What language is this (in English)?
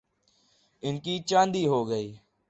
Urdu